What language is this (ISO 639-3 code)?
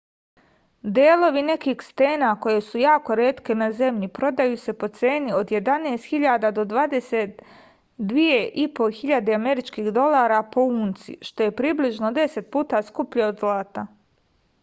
srp